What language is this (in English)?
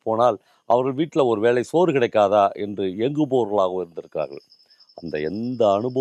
Tamil